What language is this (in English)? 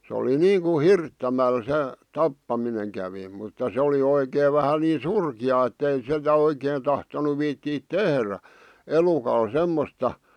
Finnish